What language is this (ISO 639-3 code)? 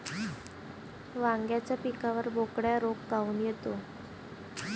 mar